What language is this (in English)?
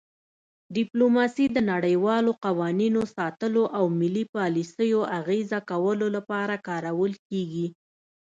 Pashto